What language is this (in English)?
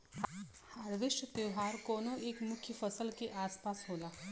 Bhojpuri